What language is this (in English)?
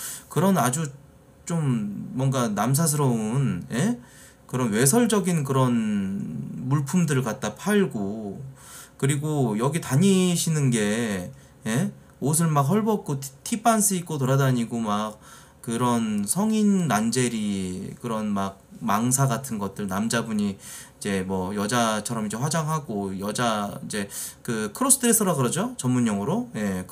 Korean